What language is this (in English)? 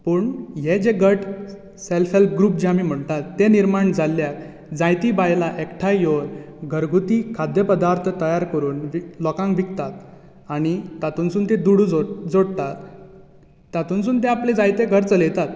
Konkani